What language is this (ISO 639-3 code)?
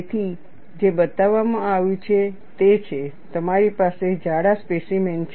guj